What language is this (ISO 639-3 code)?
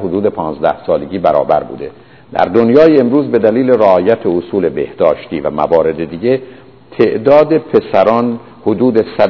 fas